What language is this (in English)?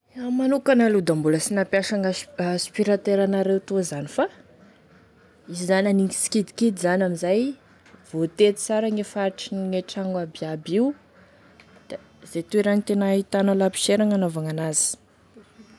Tesaka Malagasy